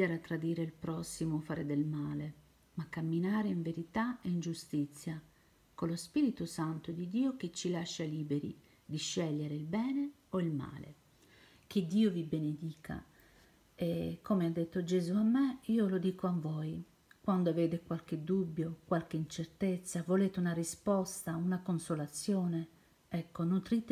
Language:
Italian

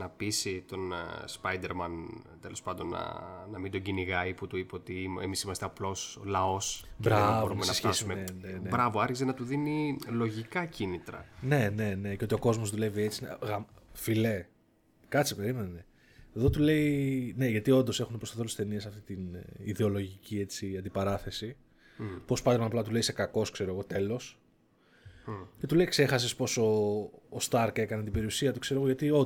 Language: Greek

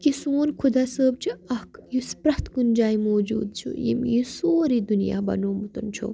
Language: Kashmiri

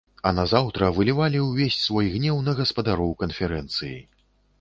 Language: Belarusian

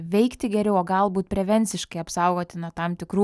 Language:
Lithuanian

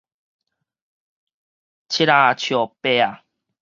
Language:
Min Nan Chinese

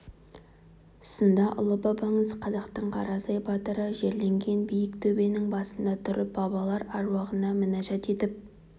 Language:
Kazakh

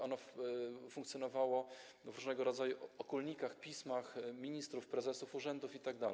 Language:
Polish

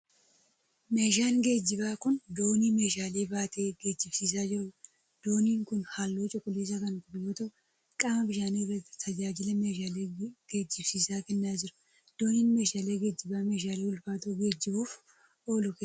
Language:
Oromo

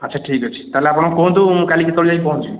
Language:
Odia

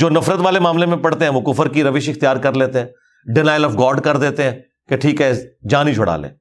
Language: Urdu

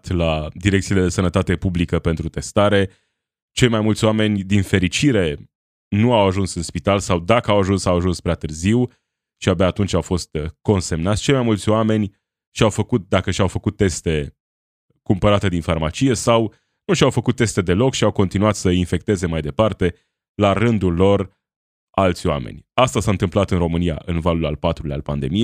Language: Romanian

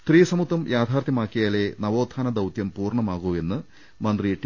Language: Malayalam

